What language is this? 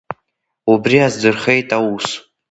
Abkhazian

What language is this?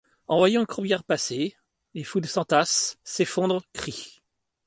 French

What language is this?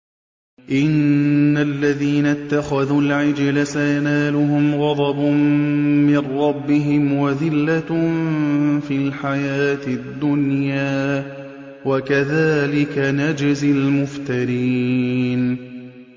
Arabic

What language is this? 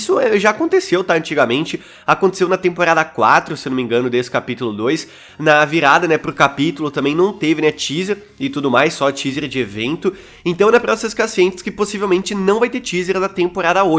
Portuguese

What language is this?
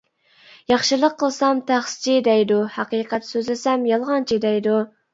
Uyghur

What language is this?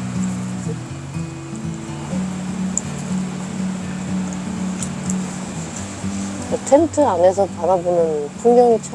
Korean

